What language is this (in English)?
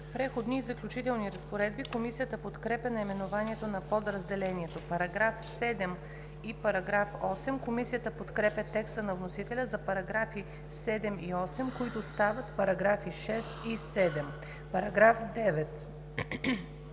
Bulgarian